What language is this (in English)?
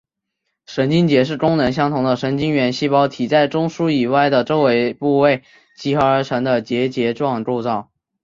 Chinese